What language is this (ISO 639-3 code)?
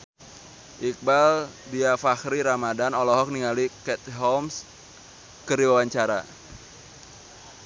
sun